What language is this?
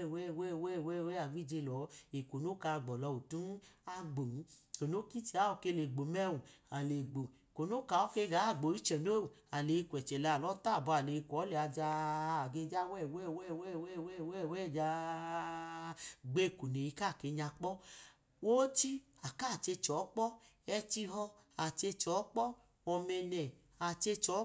Idoma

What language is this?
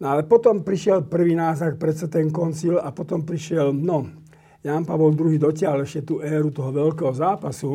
Slovak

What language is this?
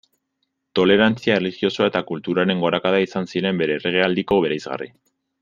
Basque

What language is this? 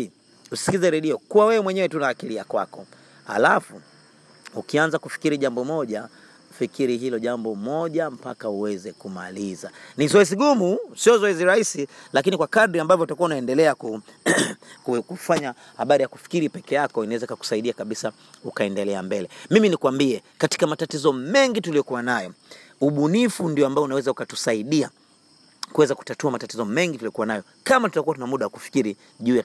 Swahili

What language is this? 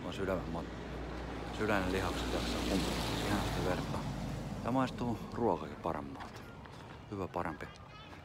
Finnish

